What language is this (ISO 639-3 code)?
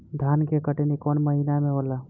bho